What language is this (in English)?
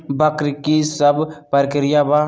Magahi